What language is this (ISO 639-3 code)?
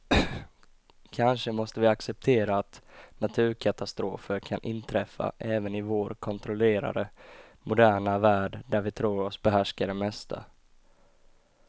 swe